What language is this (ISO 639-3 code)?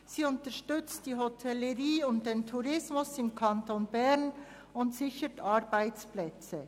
gsw